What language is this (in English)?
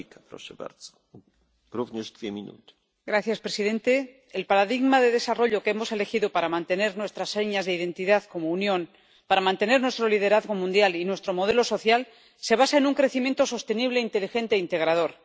Spanish